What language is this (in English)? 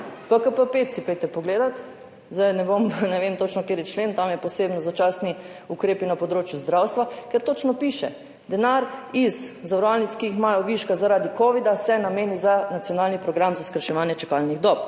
Slovenian